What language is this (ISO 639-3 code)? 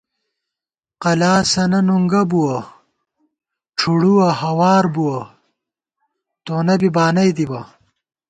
gwt